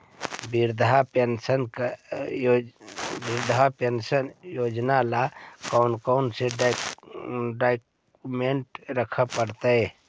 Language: Magahi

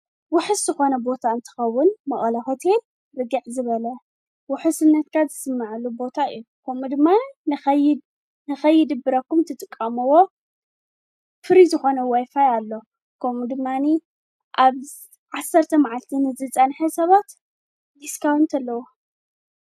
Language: Tigrinya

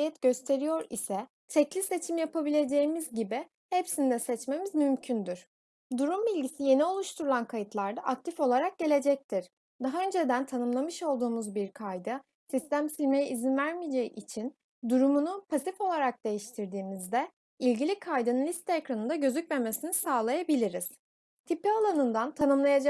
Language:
Turkish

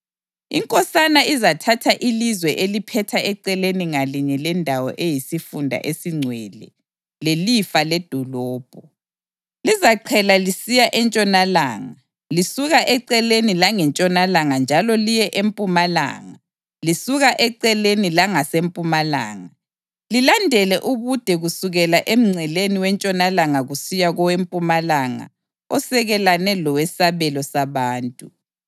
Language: North Ndebele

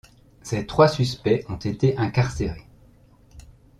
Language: French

